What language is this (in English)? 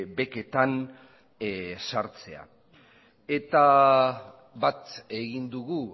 Basque